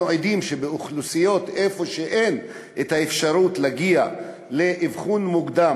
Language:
Hebrew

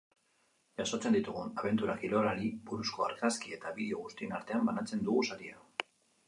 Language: Basque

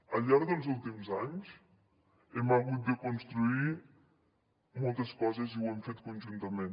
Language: Catalan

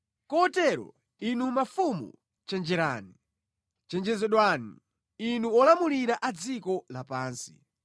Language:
Nyanja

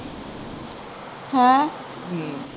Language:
Punjabi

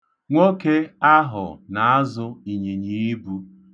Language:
Igbo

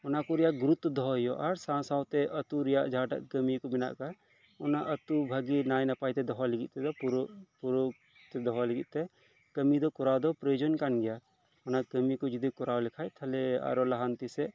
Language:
Santali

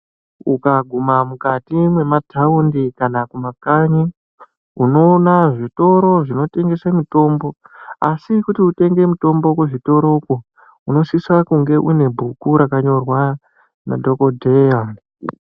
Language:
Ndau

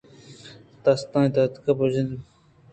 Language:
Eastern Balochi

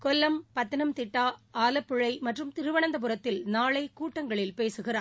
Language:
Tamil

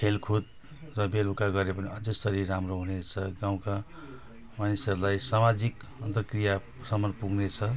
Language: Nepali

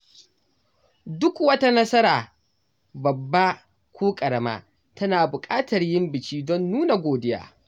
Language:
Hausa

